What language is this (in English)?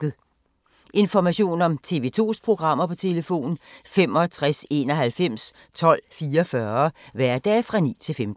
Danish